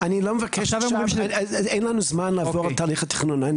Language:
Hebrew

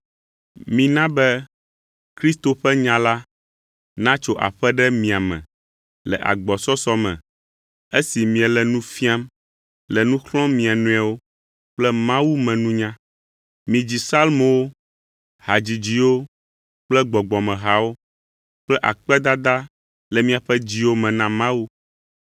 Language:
Ewe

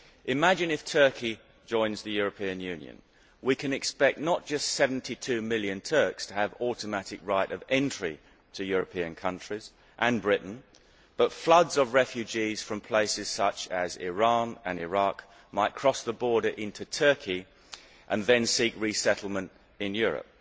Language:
English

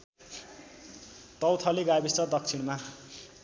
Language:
Nepali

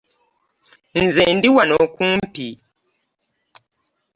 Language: Ganda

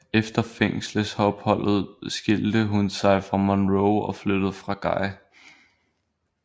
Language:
Danish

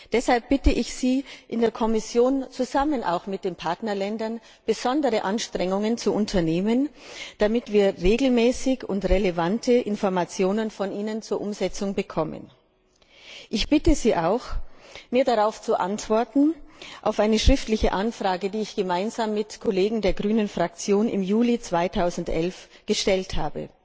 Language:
German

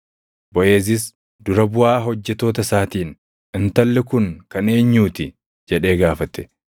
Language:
Oromo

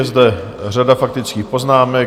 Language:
Czech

